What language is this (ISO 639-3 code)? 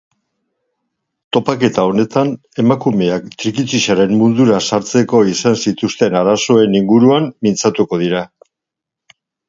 eus